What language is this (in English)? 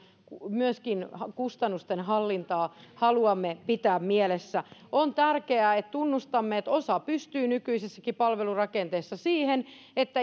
Finnish